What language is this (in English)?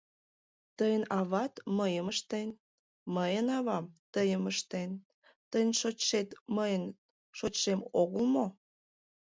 Mari